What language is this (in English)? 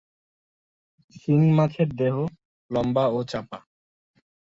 Bangla